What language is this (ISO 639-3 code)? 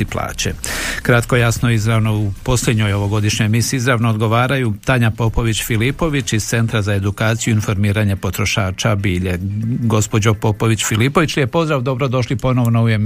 hrv